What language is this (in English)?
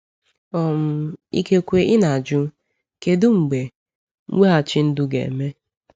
Igbo